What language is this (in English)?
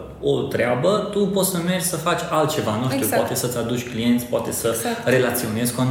Romanian